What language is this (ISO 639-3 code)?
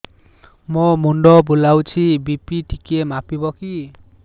ori